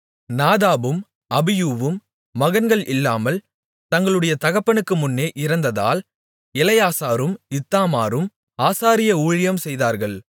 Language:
Tamil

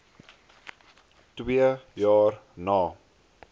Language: Afrikaans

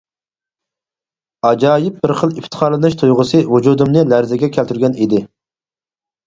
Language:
Uyghur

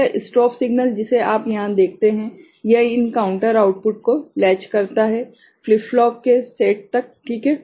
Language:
Hindi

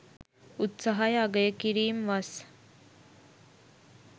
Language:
Sinhala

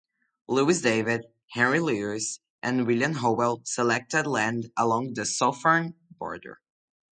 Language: English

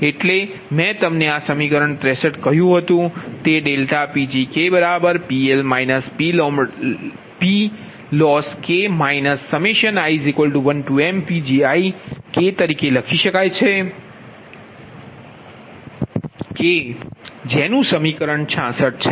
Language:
Gujarati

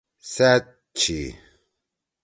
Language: Torwali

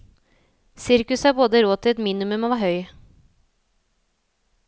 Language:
Norwegian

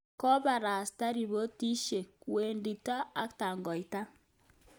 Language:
Kalenjin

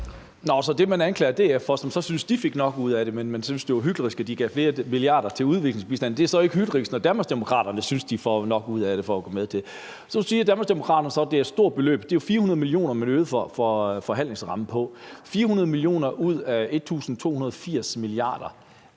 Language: Danish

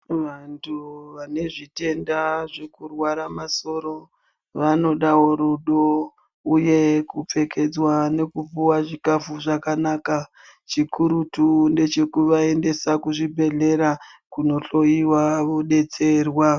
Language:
Ndau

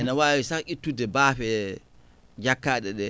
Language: Fula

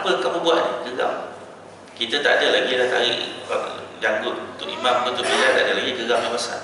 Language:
Malay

